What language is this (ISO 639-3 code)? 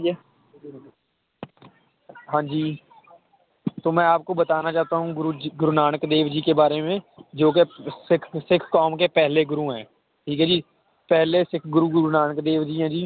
pan